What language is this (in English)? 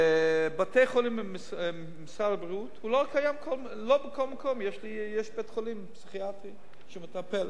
Hebrew